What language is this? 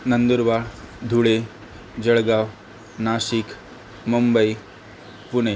Marathi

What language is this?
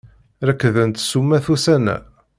Kabyle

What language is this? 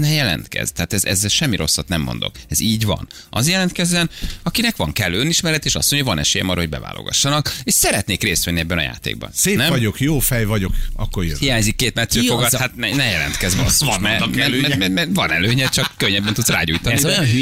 Hungarian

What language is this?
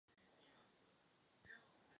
Czech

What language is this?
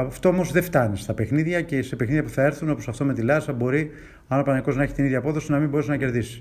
Greek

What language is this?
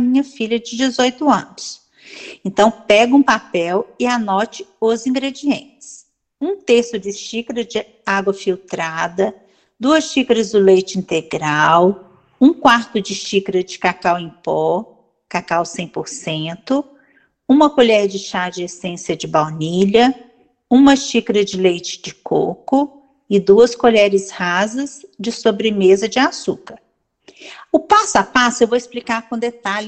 Portuguese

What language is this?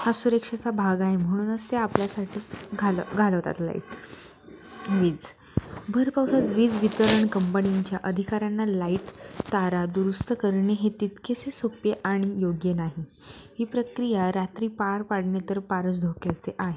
Marathi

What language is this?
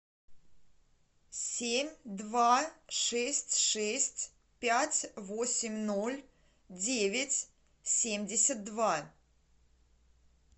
Russian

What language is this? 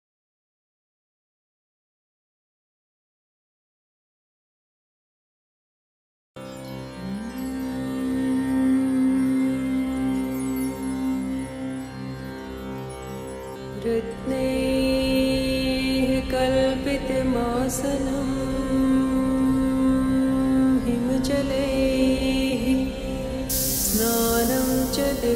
Romanian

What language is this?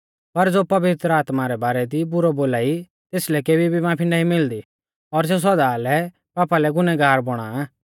Mahasu Pahari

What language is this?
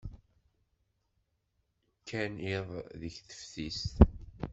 Kabyle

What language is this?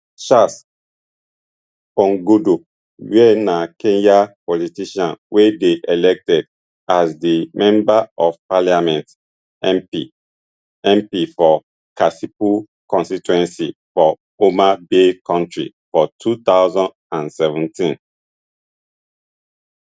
Nigerian Pidgin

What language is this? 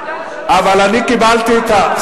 Hebrew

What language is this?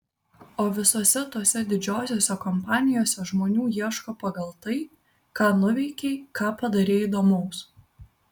Lithuanian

